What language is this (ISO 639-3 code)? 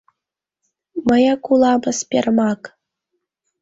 chm